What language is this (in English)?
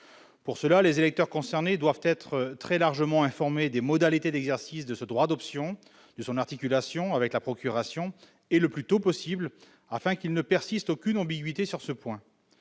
French